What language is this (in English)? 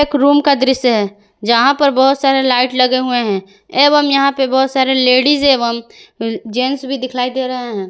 Hindi